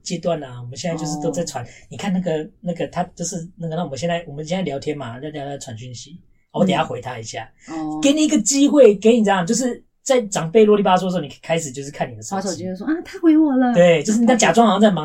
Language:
Chinese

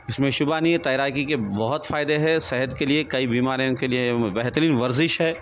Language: Urdu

